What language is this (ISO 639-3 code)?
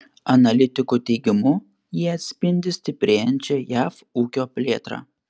lit